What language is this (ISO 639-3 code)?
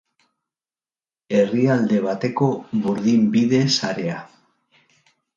eus